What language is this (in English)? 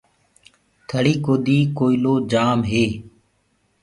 Gurgula